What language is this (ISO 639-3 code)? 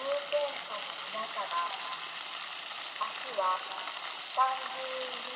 jpn